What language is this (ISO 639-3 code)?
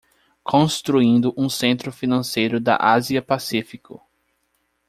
por